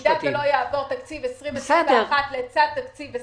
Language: Hebrew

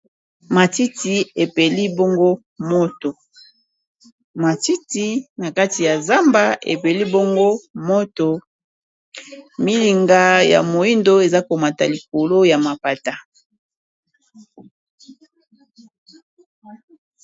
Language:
Lingala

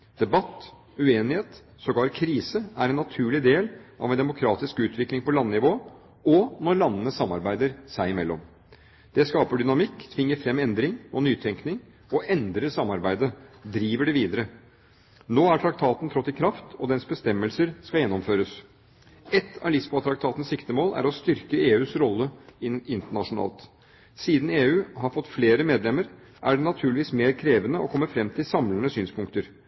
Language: Norwegian Bokmål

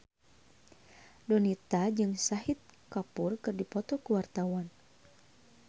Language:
Sundanese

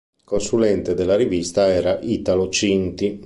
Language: Italian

